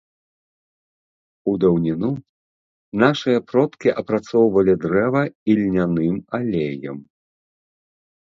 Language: Belarusian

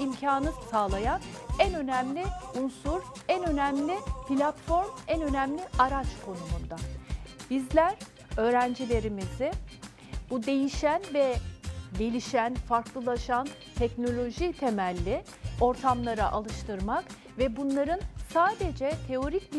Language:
Turkish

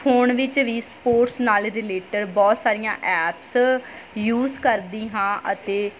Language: Punjabi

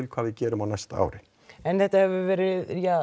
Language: Icelandic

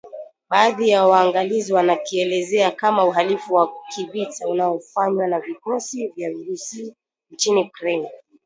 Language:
Swahili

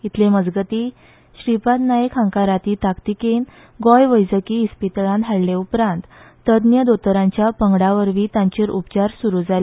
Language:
Konkani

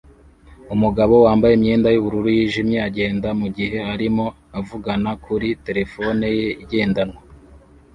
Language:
Kinyarwanda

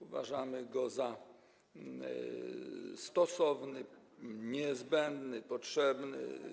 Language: Polish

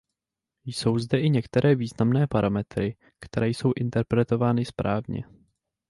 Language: Czech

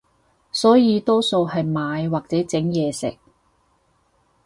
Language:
Cantonese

